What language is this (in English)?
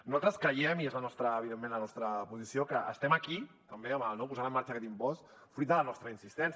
Catalan